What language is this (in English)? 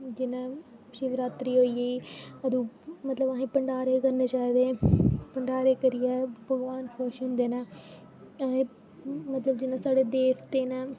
Dogri